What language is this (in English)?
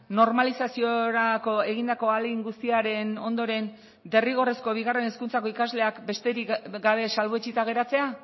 Basque